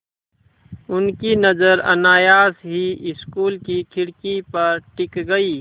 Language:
Hindi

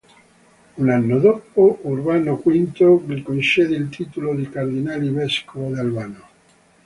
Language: Italian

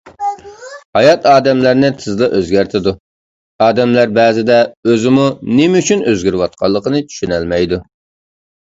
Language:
Uyghur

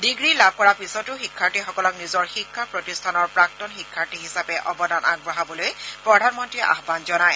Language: Assamese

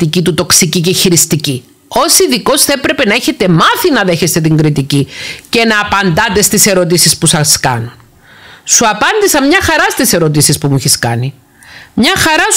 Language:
Greek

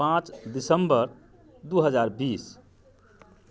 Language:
Maithili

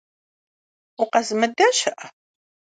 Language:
Kabardian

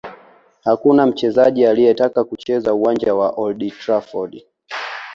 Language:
Swahili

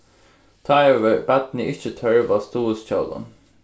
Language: Faroese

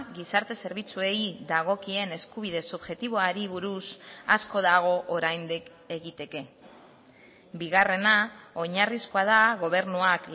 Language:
Basque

